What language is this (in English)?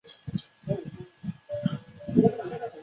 Chinese